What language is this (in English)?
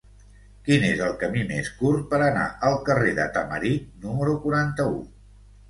Catalan